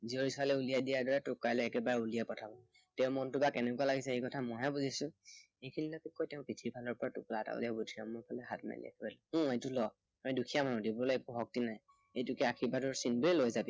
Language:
Assamese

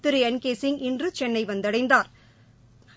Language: Tamil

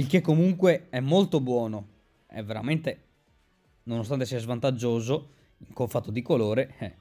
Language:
Italian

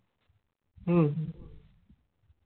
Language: Bangla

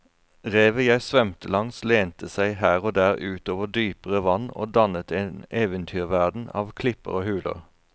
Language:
Norwegian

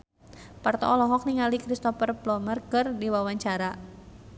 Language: Sundanese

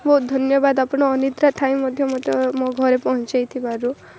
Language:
Odia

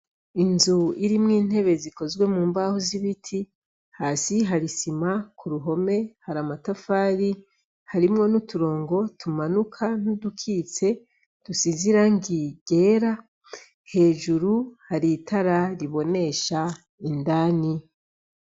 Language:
Rundi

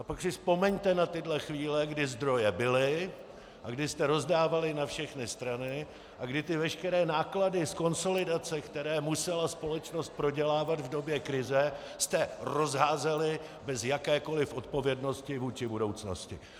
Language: Czech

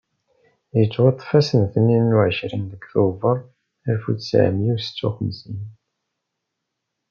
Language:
Kabyle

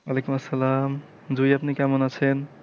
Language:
Bangla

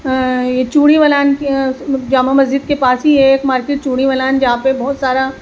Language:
Urdu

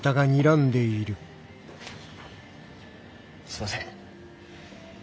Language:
Japanese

